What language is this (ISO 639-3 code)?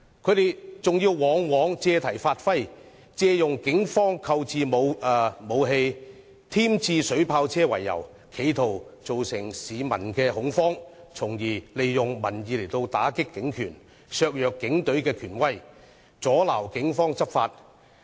yue